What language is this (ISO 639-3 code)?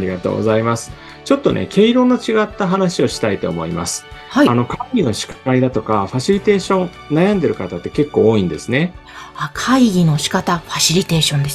jpn